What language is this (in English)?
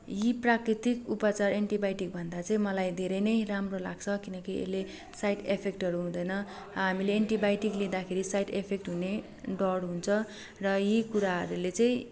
Nepali